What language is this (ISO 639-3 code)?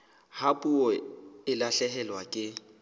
sot